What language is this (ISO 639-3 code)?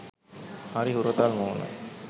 sin